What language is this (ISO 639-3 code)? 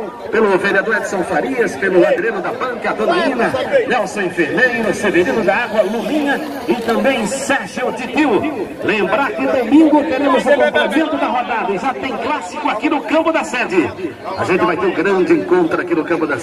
por